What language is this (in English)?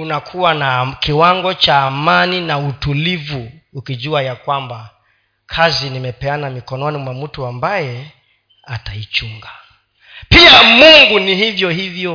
Swahili